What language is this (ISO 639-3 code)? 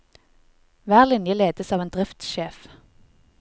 nor